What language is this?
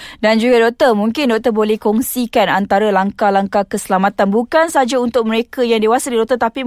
Malay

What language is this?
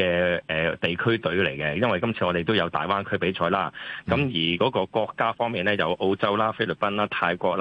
Chinese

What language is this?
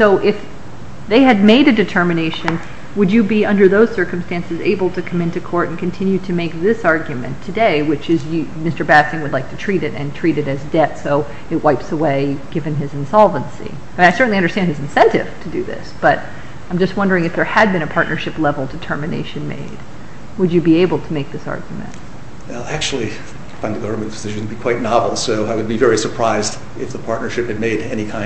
English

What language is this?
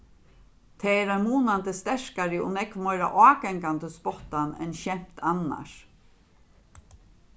Faroese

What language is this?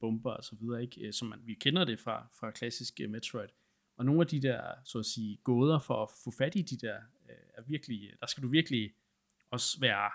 Danish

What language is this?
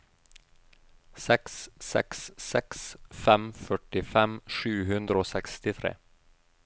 Norwegian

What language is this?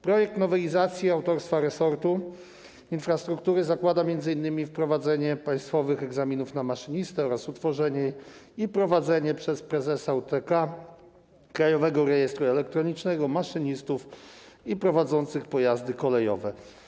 Polish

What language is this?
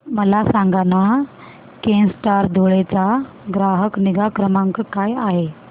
Marathi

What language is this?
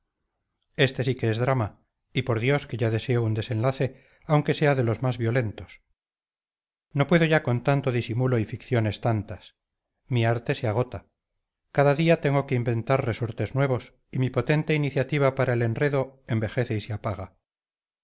Spanish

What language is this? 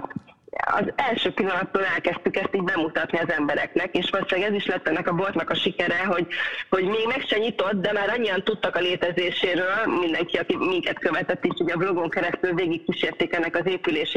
Hungarian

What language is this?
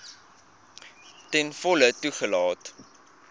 Afrikaans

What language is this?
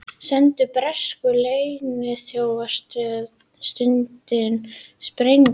Icelandic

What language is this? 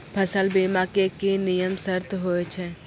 Maithili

